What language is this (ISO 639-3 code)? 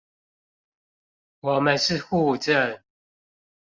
zho